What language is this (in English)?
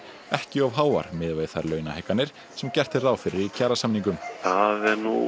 Icelandic